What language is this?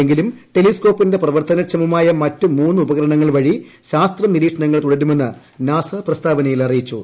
Malayalam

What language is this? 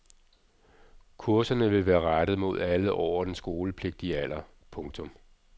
Danish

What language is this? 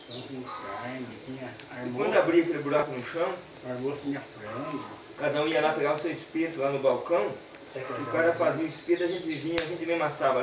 Portuguese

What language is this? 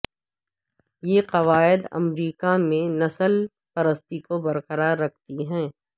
Urdu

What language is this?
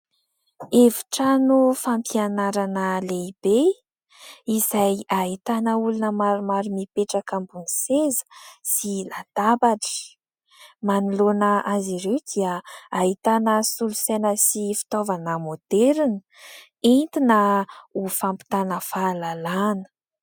Malagasy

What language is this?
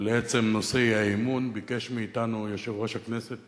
Hebrew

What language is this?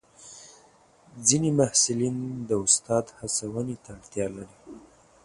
Pashto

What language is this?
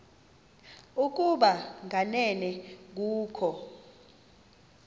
Xhosa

